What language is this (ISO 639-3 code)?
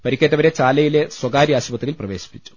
mal